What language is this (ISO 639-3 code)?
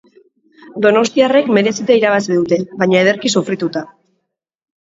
eus